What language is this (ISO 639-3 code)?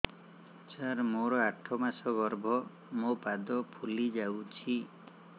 ori